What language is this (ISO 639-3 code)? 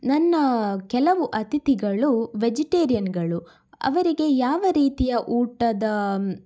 kan